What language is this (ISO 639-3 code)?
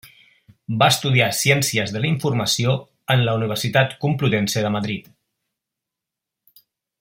cat